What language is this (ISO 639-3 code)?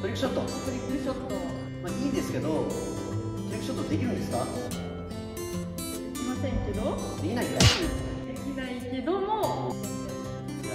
jpn